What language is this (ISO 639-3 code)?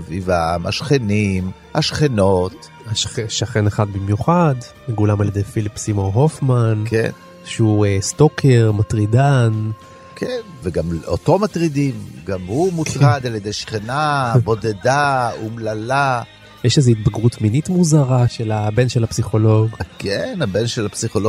heb